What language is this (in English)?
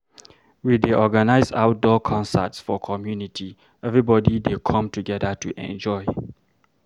Nigerian Pidgin